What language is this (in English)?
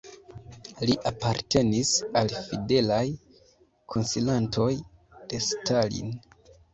Esperanto